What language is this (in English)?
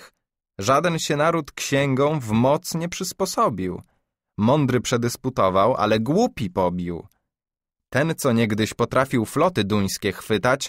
Polish